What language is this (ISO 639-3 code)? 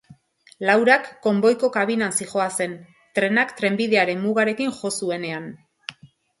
eus